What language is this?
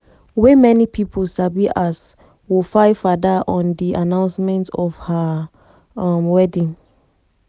Nigerian Pidgin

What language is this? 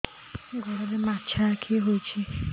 Odia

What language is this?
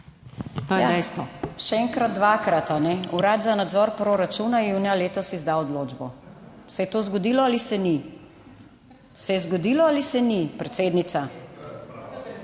Slovenian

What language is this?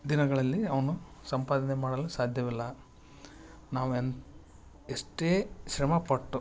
Kannada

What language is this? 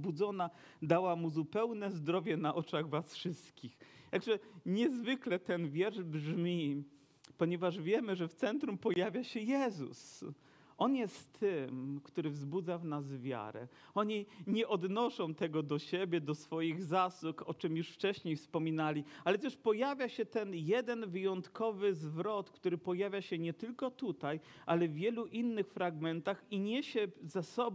Polish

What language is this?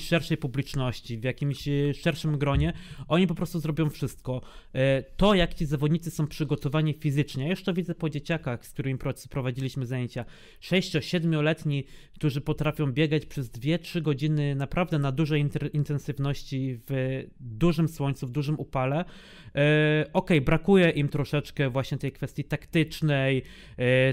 Polish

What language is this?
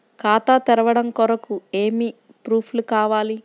Telugu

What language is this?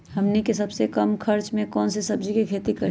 Magahi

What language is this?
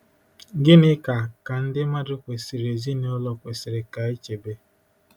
Igbo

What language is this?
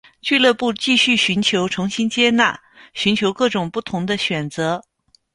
Chinese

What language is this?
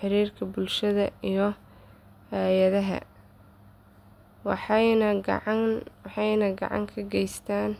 Somali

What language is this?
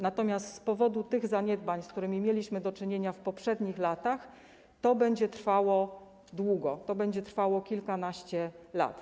Polish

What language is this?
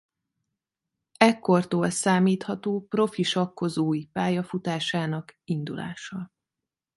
Hungarian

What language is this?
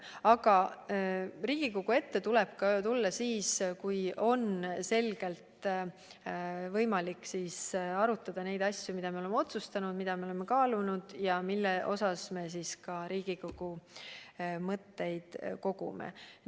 Estonian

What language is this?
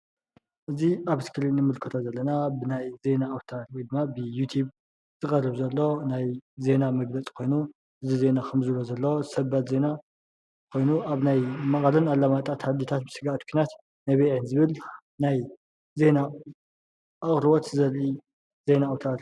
Tigrinya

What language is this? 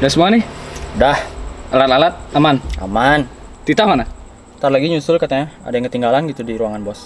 Indonesian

